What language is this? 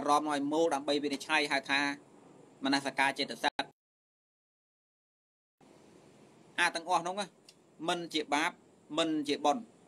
Vietnamese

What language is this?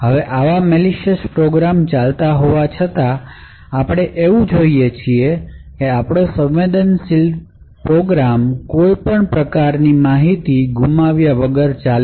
Gujarati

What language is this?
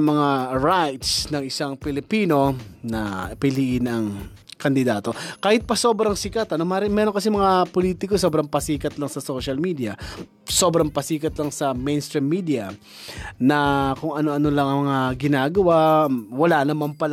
Filipino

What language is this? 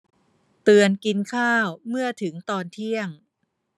Thai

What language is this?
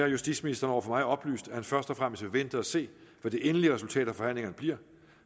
Danish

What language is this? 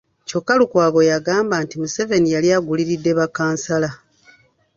Ganda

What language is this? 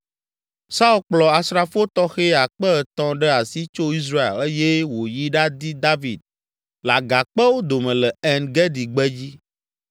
Ewe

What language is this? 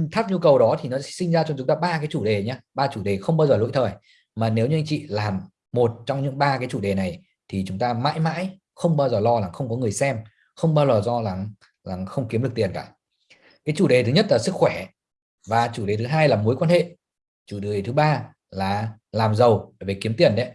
Vietnamese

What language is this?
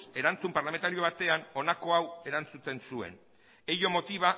Basque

